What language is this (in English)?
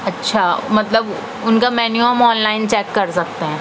Urdu